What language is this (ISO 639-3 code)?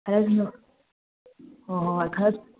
mni